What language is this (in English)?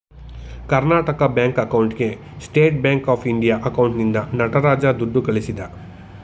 Kannada